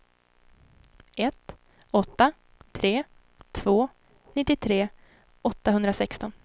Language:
Swedish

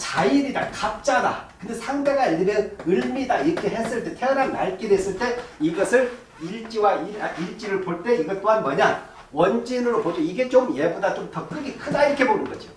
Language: Korean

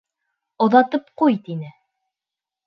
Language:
Bashkir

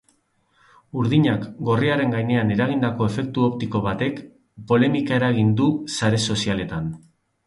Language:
Basque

